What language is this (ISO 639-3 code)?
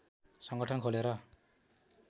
nep